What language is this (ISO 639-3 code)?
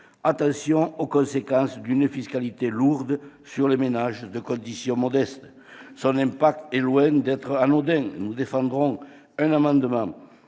fra